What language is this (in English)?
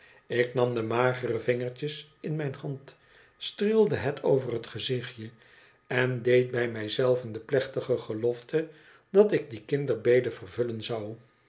Dutch